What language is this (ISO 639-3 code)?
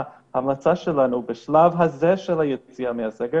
heb